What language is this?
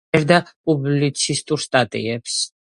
Georgian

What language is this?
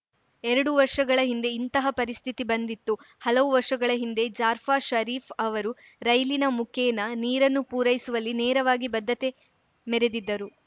Kannada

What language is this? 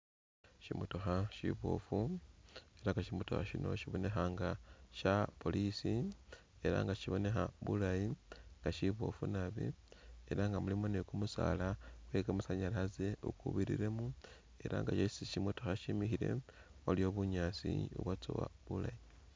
Masaaba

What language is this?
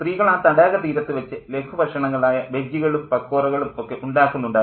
Malayalam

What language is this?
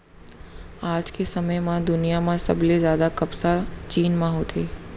Chhattisgarhi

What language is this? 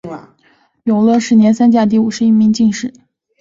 Chinese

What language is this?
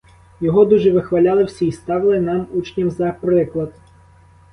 Ukrainian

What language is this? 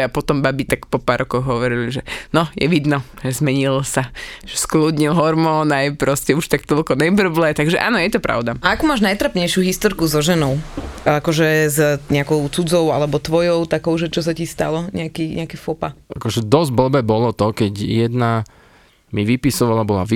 Slovak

